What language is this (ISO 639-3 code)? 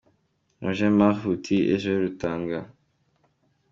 kin